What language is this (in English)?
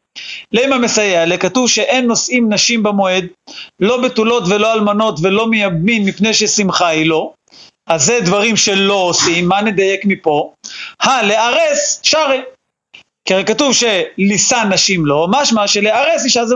Hebrew